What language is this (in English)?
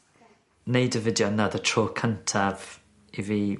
Welsh